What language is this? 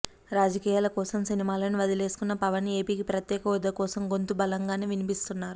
Telugu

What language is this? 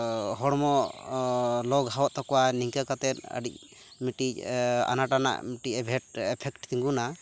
Santali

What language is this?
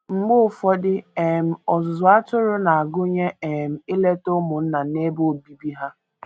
Igbo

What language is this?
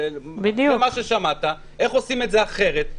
Hebrew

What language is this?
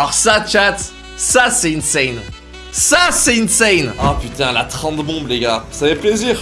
French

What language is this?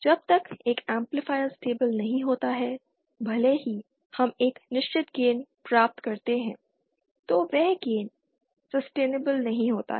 Hindi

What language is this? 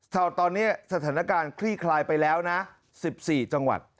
Thai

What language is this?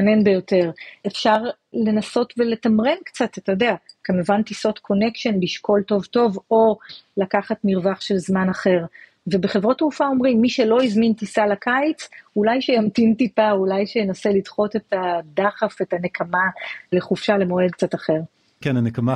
Hebrew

